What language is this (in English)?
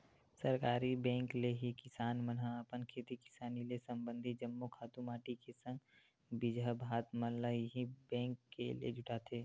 Chhattisgarhi